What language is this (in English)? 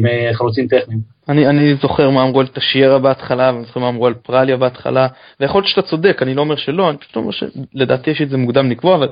Hebrew